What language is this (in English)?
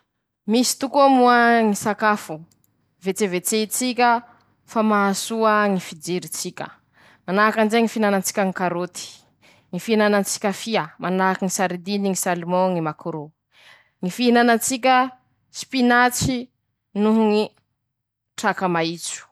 Masikoro Malagasy